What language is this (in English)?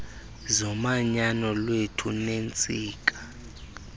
Xhosa